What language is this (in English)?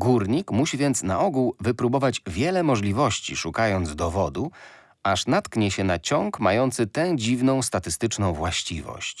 Polish